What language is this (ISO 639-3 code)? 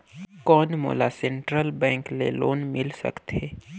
hne